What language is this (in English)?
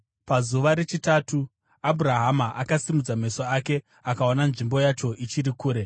Shona